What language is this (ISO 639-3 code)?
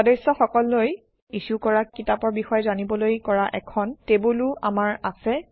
asm